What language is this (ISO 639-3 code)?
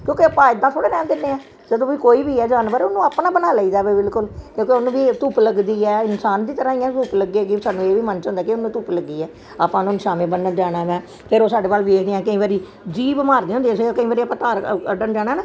pan